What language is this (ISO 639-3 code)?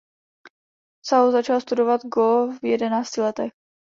ces